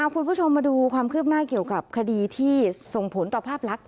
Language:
Thai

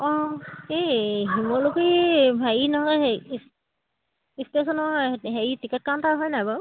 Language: Assamese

